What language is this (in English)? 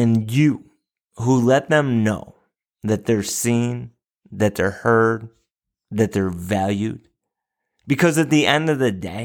English